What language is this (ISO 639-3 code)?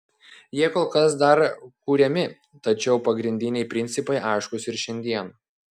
lit